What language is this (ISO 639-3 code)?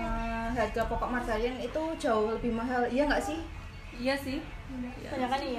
ind